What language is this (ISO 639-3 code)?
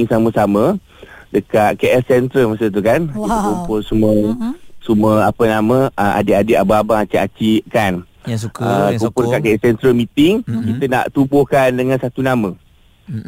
msa